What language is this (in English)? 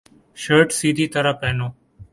Urdu